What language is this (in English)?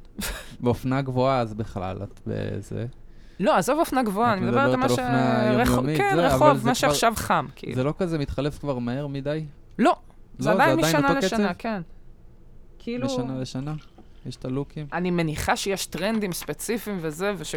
Hebrew